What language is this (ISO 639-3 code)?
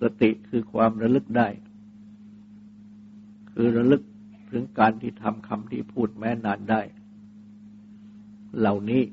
tha